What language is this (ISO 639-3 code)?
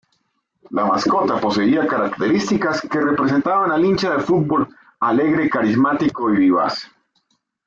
spa